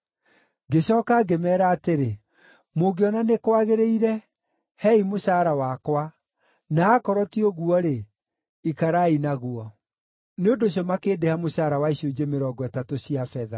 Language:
Kikuyu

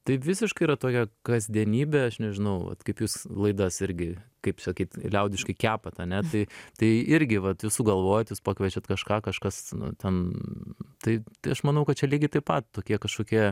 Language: Lithuanian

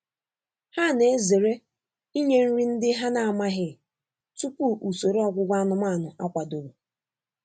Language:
Igbo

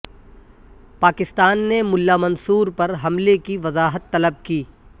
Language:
Urdu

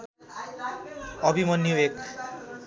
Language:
Nepali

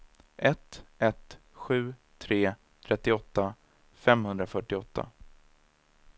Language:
Swedish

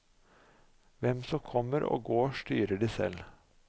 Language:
Norwegian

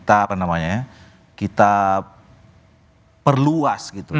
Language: Indonesian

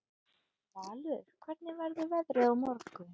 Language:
Icelandic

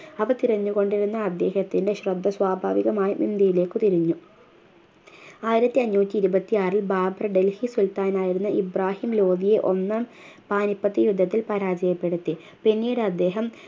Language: Malayalam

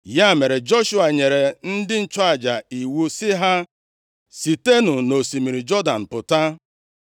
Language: Igbo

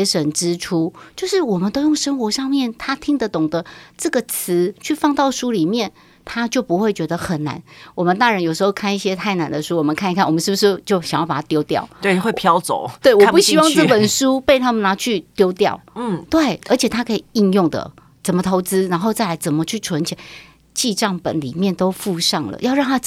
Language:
Chinese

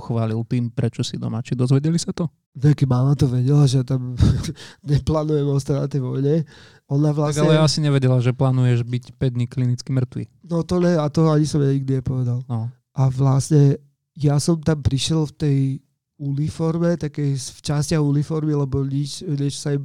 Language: Slovak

